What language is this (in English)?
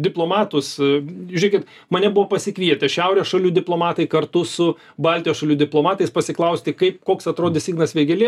Lithuanian